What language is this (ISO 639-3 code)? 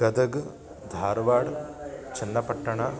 san